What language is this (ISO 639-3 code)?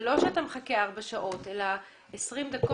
heb